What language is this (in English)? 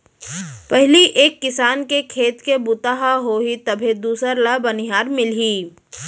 Chhattisgarhi